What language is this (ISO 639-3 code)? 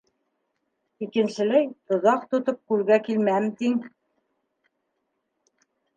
bak